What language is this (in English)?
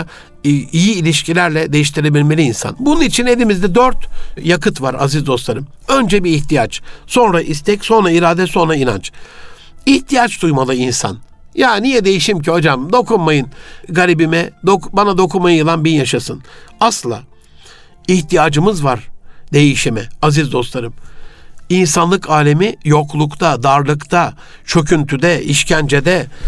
Turkish